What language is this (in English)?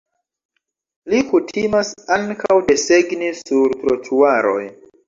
Esperanto